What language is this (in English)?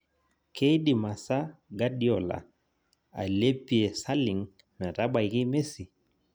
Masai